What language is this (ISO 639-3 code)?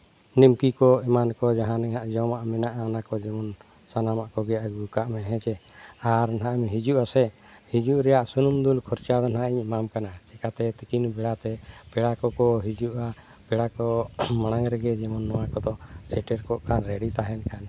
sat